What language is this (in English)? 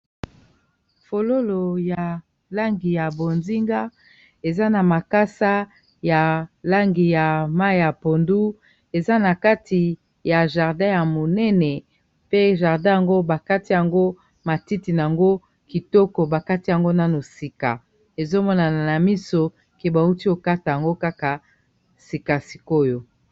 Lingala